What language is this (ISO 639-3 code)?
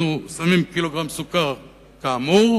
heb